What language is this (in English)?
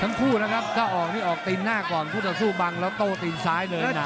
Thai